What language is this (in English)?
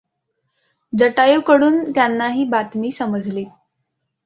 Marathi